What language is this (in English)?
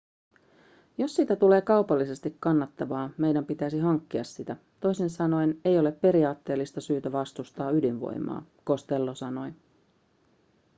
Finnish